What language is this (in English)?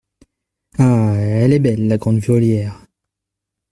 French